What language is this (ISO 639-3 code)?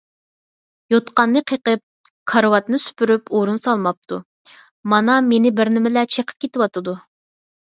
uig